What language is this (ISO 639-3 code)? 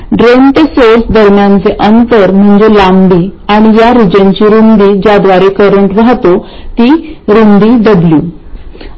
mar